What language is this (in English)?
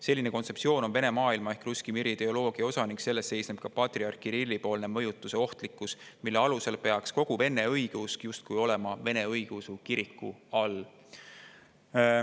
Estonian